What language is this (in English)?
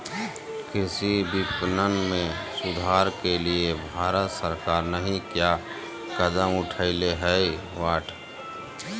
Magahi